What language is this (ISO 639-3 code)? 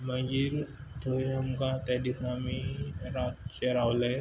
kok